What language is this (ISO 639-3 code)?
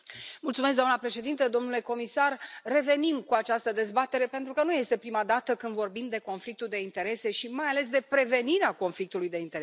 ron